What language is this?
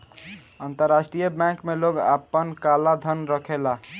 Bhojpuri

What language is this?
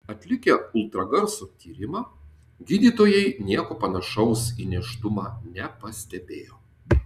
Lithuanian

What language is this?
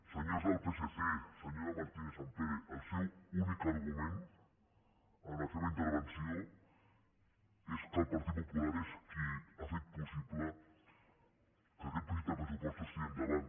Catalan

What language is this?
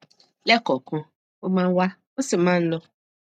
Yoruba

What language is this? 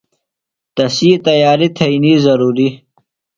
Phalura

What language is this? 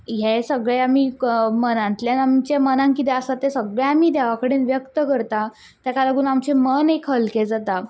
Konkani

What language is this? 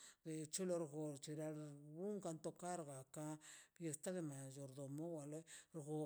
Mazaltepec Zapotec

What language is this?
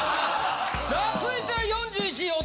Japanese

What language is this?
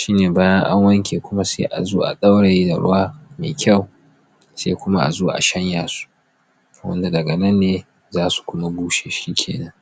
Hausa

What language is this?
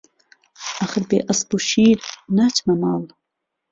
Central Kurdish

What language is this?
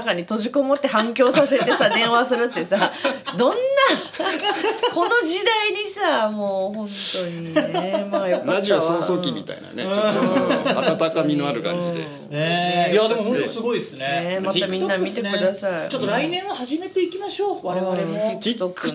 Japanese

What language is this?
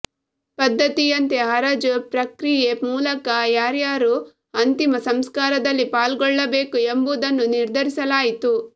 Kannada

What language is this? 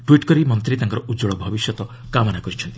Odia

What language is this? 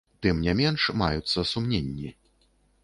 Belarusian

